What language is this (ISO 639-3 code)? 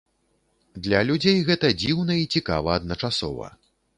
bel